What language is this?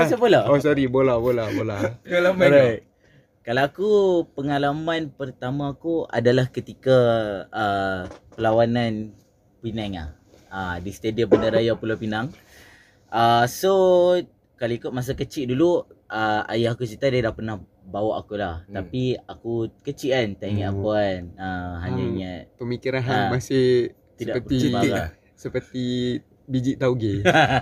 Malay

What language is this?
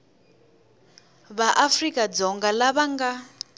Tsonga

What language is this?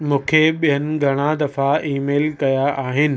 Sindhi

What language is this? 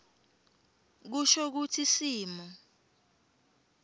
Swati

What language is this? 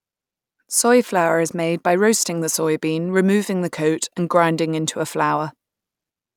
English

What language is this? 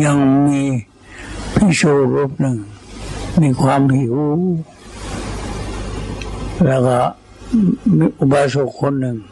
Thai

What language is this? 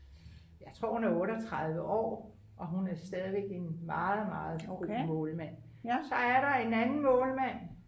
Danish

